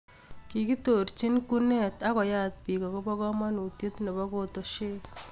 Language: Kalenjin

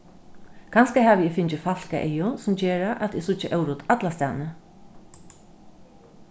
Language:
Faroese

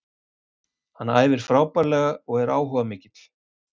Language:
Icelandic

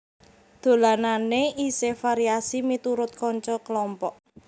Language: Javanese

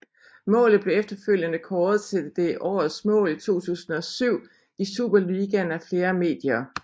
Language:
Danish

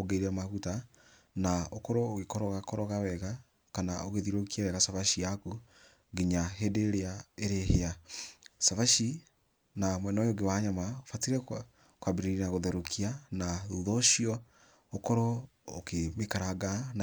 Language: Kikuyu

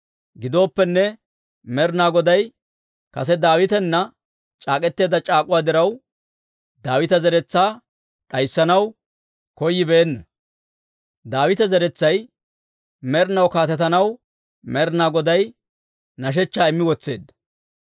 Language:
Dawro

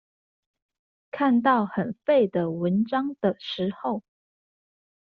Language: Chinese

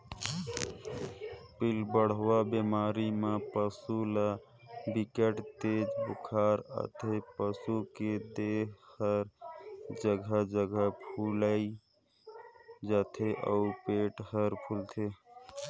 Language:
Chhattisgarhi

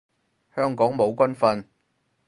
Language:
Cantonese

